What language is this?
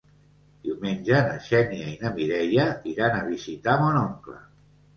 Catalan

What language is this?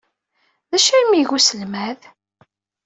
Kabyle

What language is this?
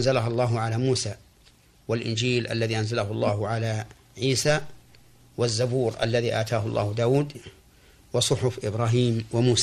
Arabic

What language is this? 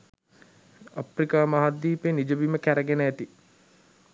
Sinhala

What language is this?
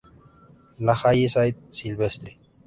Spanish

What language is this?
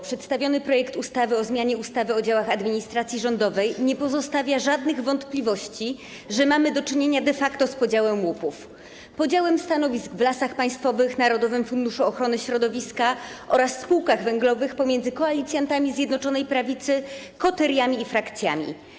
Polish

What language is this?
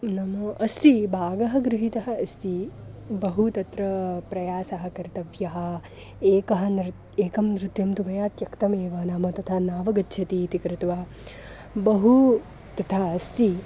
Sanskrit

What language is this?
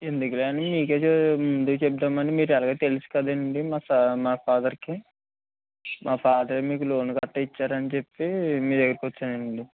Telugu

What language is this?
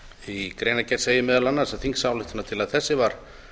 Icelandic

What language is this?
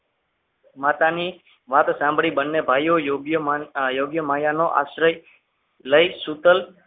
Gujarati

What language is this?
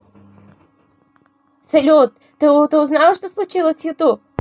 Russian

